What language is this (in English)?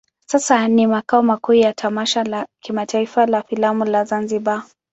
Swahili